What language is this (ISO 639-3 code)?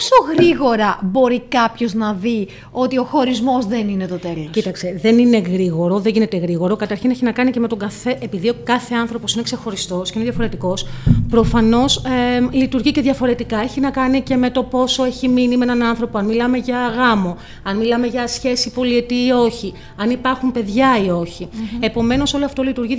ell